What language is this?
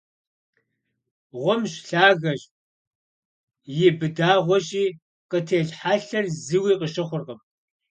Kabardian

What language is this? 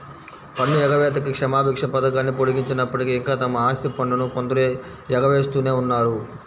Telugu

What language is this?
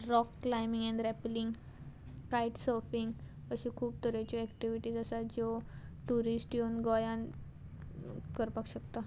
Konkani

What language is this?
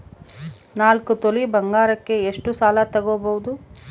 Kannada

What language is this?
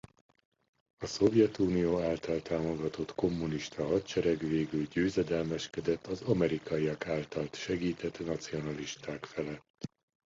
Hungarian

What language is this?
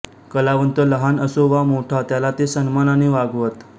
Marathi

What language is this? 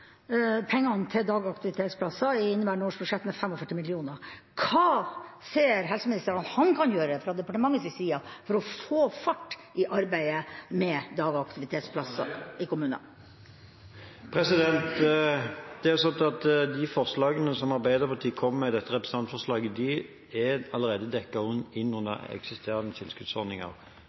Norwegian Bokmål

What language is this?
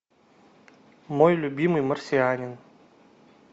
Russian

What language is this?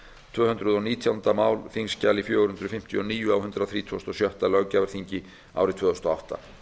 Icelandic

